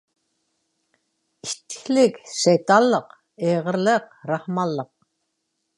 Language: Uyghur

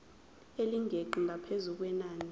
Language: Zulu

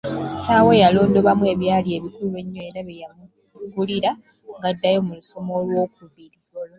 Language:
Ganda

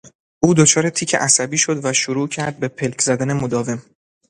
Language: Persian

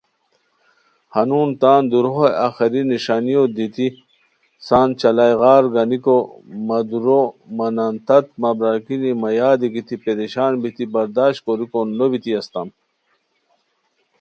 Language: Khowar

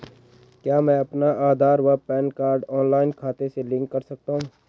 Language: Hindi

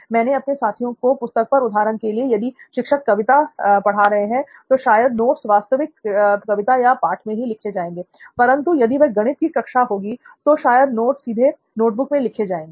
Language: Hindi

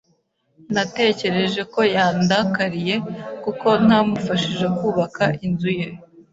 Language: Kinyarwanda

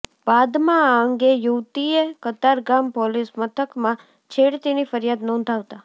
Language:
Gujarati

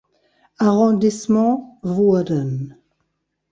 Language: German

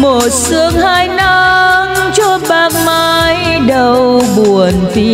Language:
Vietnamese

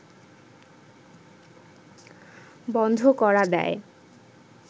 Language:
Bangla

